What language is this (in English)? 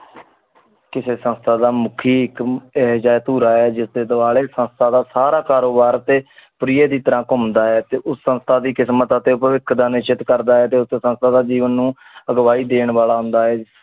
Punjabi